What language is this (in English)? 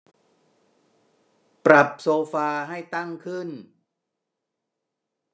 Thai